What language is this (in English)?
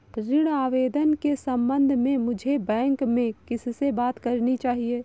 Hindi